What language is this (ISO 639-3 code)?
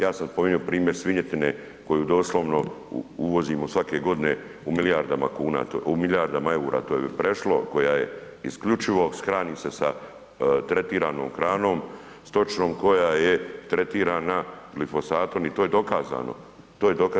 hrv